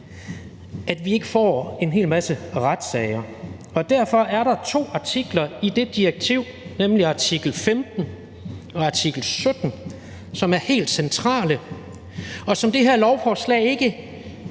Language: Danish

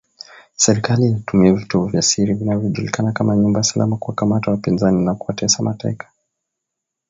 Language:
Swahili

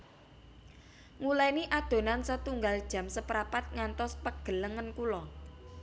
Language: Javanese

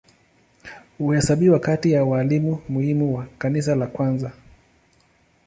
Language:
Swahili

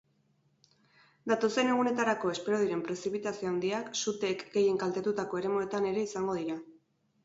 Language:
Basque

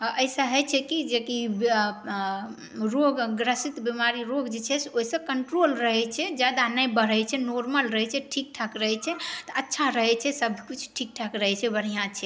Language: Maithili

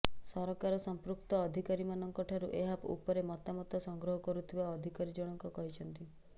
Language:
Odia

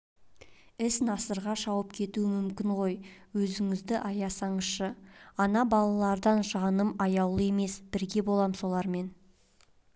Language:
Kazakh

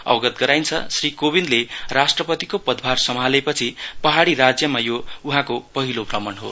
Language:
Nepali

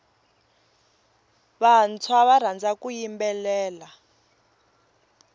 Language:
Tsonga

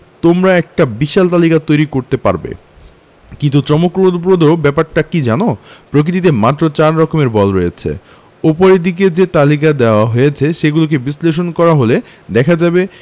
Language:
Bangla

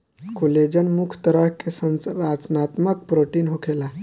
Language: Bhojpuri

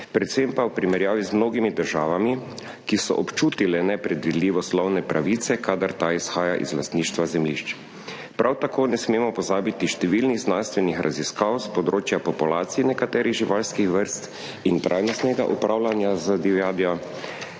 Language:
Slovenian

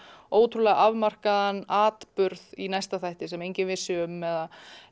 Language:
Icelandic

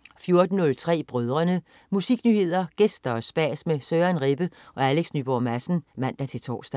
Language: Danish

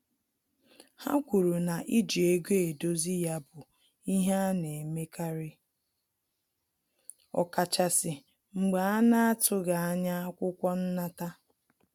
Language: Igbo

